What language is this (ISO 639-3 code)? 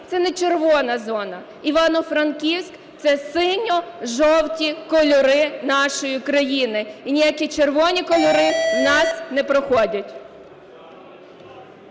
ukr